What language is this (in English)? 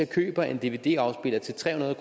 Danish